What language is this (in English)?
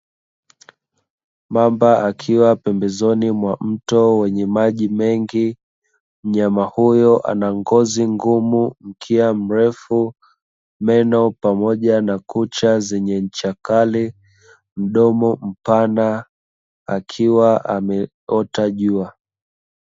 Swahili